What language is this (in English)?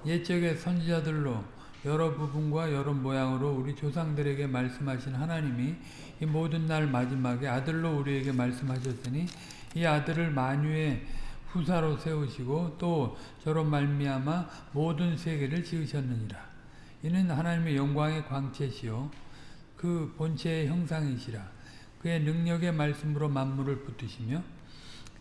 Korean